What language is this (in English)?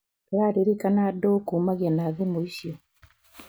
Kikuyu